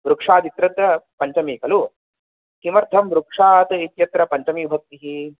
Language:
Sanskrit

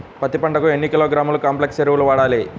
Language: Telugu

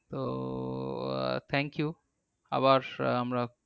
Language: Bangla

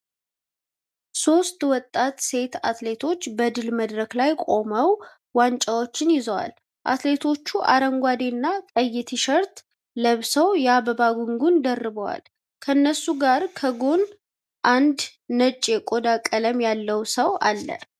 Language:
Amharic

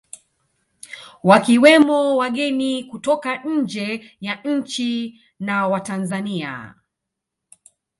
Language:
Swahili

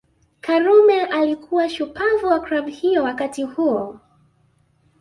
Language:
Swahili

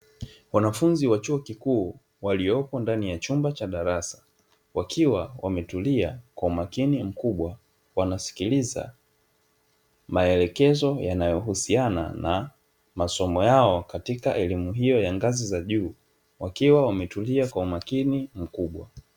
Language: Swahili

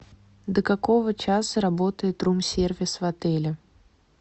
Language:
Russian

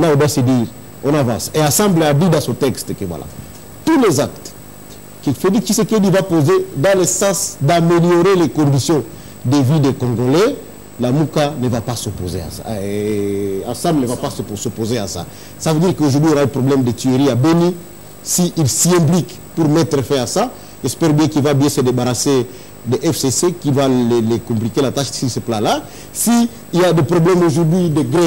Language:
French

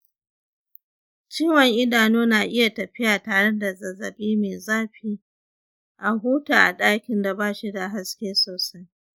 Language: Hausa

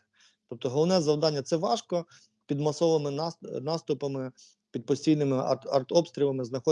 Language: Ukrainian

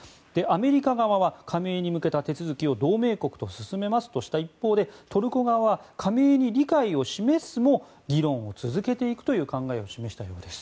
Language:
Japanese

